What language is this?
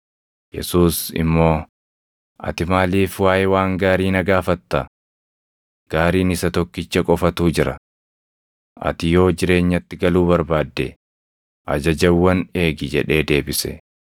Oromo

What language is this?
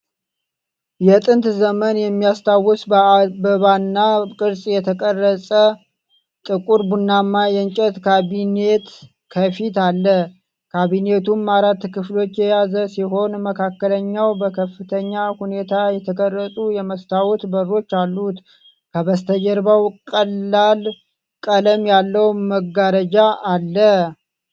Amharic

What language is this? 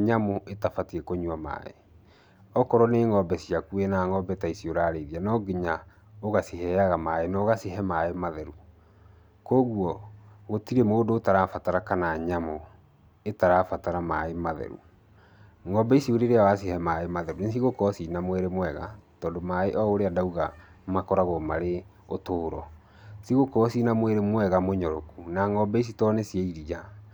Kikuyu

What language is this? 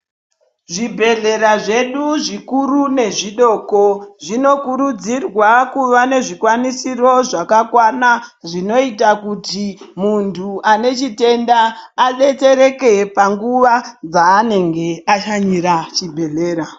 Ndau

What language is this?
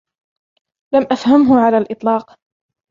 Arabic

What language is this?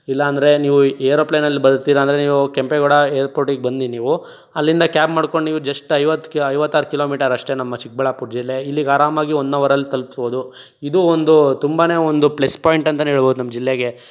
Kannada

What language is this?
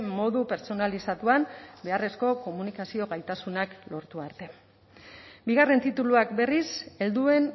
Basque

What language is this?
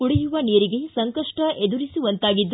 Kannada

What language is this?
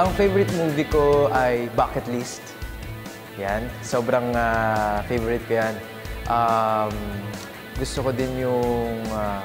Filipino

